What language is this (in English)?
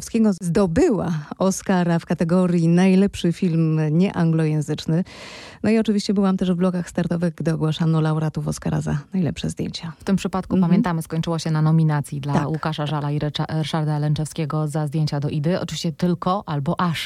Polish